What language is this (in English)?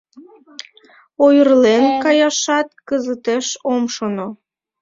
Mari